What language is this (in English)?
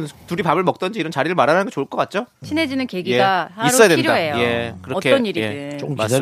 Korean